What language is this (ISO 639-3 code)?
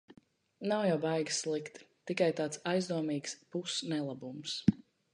lav